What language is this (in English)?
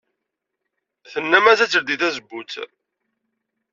Kabyle